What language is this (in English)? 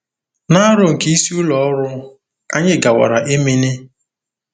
Igbo